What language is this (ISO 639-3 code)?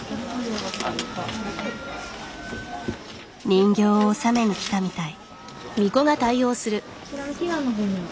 jpn